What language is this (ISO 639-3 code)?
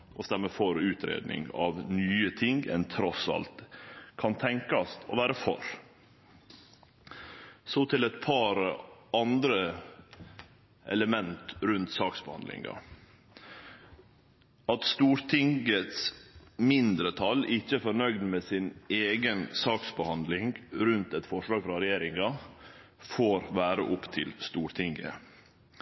nno